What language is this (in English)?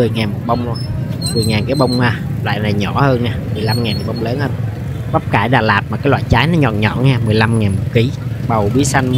Vietnamese